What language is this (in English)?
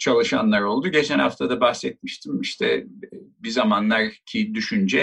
Turkish